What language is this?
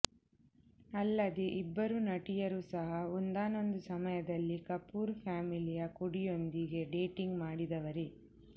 Kannada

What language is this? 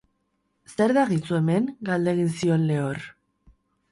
Basque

